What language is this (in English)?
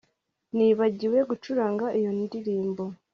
Kinyarwanda